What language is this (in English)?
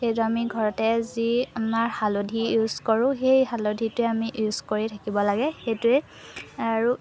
Assamese